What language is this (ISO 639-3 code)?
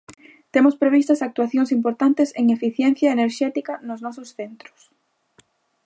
glg